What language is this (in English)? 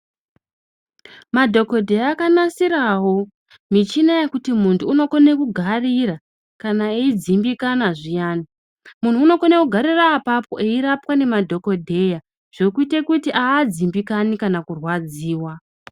Ndau